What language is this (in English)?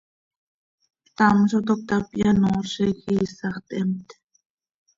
Seri